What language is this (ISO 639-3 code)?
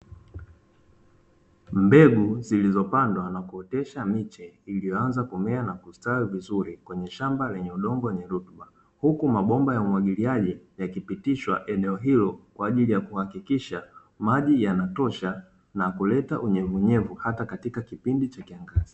swa